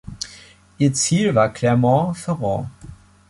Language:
German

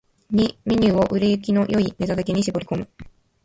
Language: Japanese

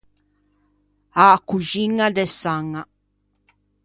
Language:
Ligurian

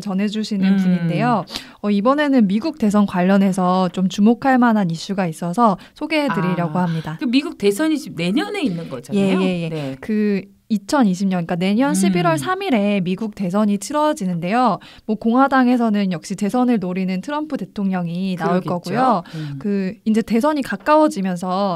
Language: Korean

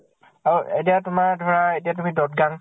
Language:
Assamese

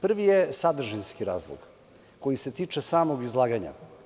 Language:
Serbian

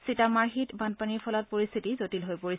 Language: Assamese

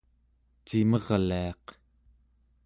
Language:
Central Yupik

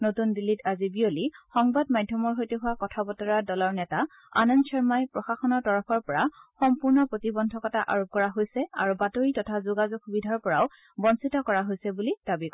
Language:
Assamese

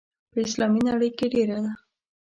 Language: Pashto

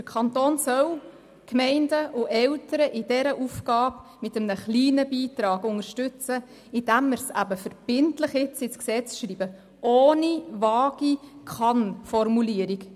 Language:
Swiss German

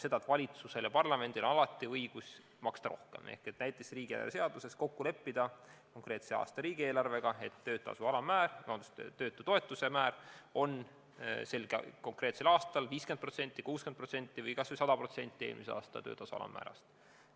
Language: Estonian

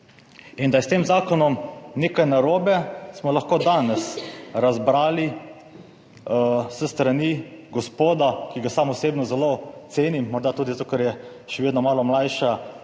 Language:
Slovenian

